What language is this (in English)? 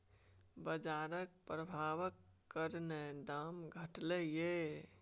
Maithili